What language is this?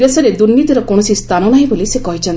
Odia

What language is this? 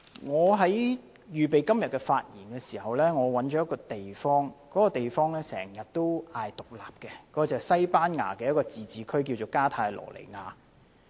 Cantonese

